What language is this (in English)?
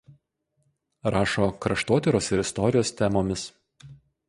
Lithuanian